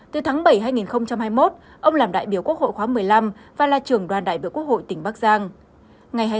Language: Vietnamese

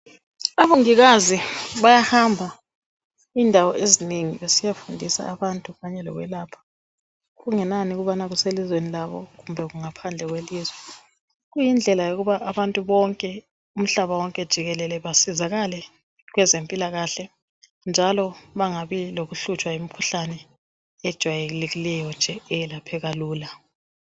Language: North Ndebele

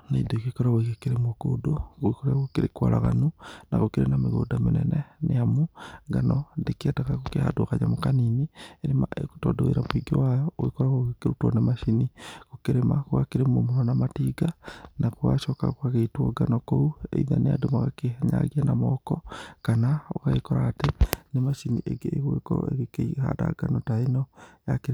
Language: Kikuyu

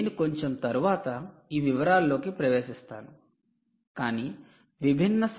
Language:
Telugu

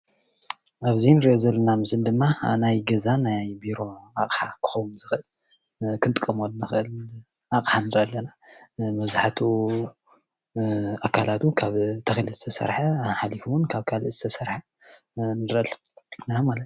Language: Tigrinya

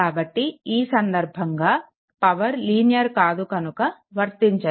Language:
Telugu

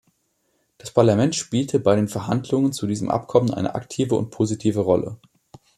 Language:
German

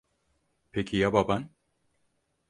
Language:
Turkish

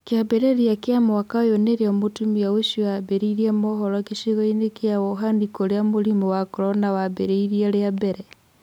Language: Kikuyu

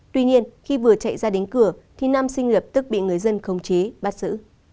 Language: Vietnamese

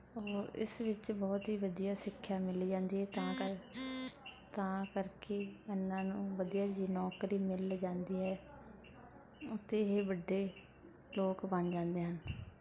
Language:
Punjabi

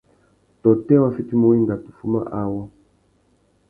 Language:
Tuki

